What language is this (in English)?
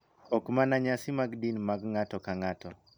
Luo (Kenya and Tanzania)